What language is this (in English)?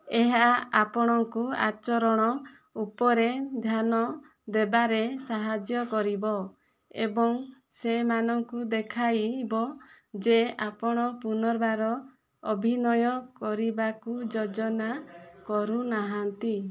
Odia